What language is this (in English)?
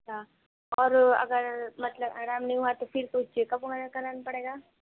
Urdu